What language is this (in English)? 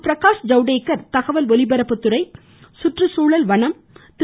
Tamil